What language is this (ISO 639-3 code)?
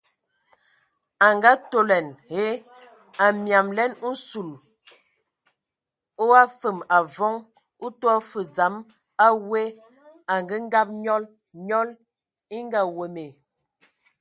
ewo